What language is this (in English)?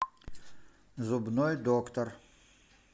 Russian